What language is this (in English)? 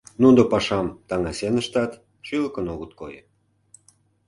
Mari